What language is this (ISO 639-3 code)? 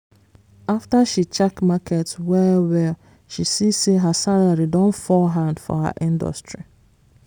pcm